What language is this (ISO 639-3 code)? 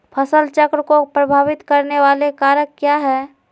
mag